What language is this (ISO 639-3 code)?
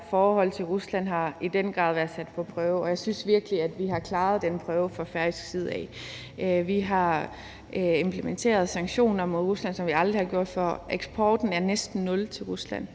dan